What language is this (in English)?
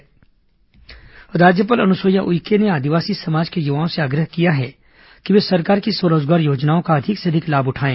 Hindi